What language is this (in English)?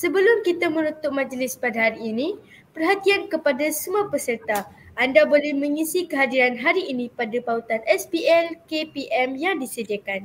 Malay